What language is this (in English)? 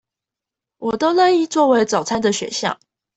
Chinese